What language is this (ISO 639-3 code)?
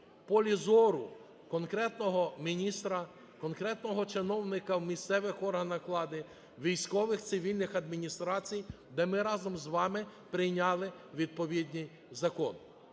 ukr